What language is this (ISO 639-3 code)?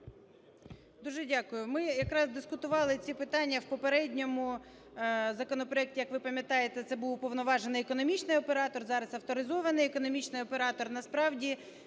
ukr